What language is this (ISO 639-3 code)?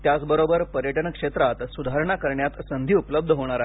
mar